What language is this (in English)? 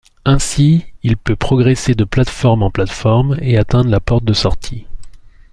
French